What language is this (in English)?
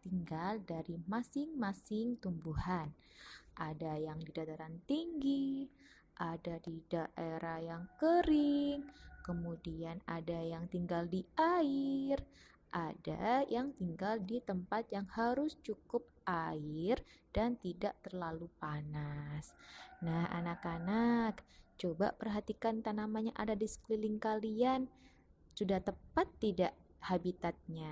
Indonesian